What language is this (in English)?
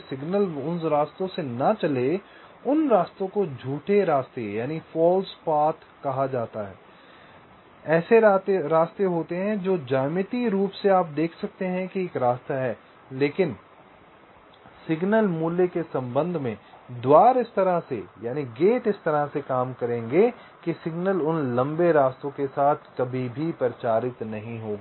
Hindi